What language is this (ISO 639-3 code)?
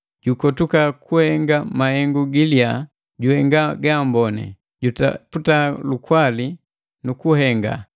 mgv